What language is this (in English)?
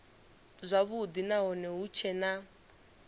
Venda